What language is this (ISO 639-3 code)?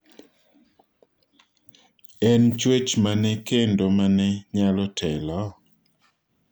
luo